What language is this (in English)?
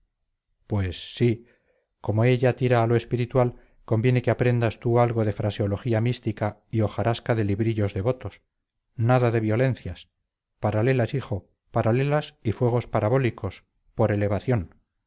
Spanish